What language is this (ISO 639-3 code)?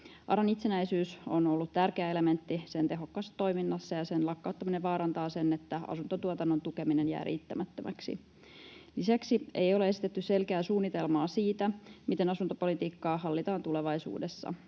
fin